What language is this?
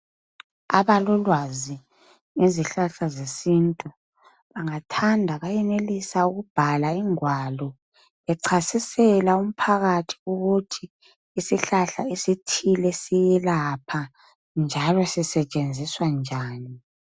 North Ndebele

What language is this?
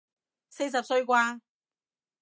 Cantonese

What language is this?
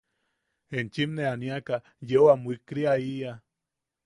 Yaqui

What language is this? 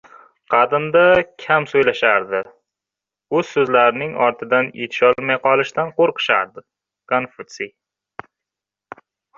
Uzbek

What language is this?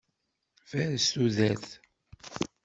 Kabyle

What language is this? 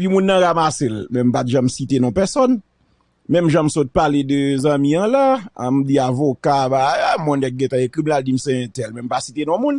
French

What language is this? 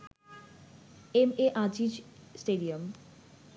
Bangla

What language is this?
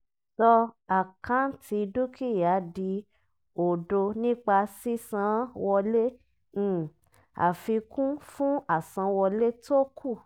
Yoruba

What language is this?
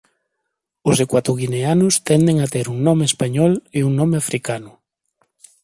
Galician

